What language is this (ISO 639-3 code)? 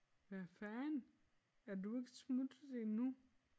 dan